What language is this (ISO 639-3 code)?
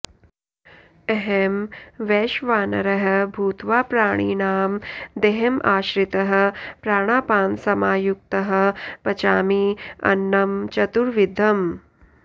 san